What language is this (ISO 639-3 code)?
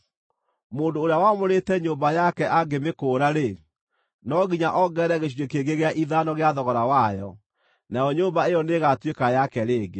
kik